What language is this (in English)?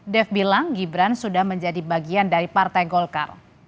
Indonesian